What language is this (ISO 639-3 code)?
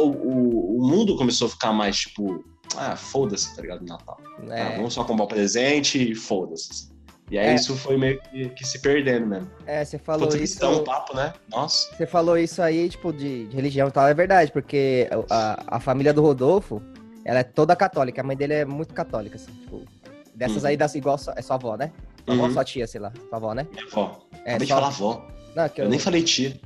por